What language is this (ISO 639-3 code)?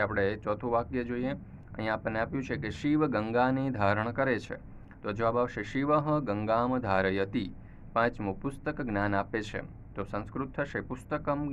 hin